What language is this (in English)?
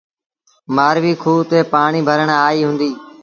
Sindhi Bhil